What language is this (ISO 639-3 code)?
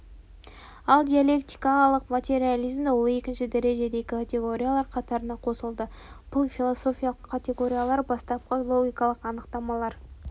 kaz